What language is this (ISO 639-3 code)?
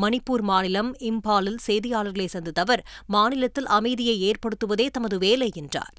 tam